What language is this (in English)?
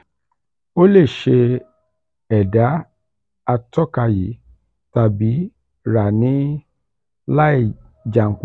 Yoruba